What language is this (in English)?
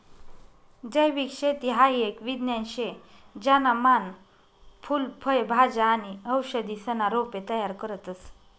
Marathi